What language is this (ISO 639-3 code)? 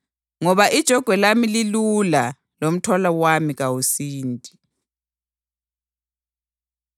nde